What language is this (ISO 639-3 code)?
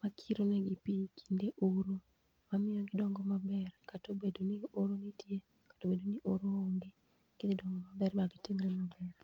luo